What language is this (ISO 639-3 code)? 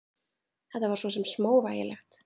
isl